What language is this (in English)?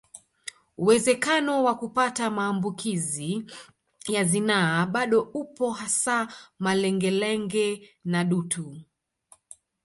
Swahili